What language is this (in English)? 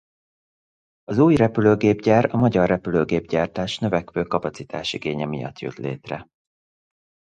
Hungarian